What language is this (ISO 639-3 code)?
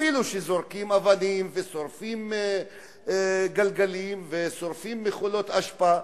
heb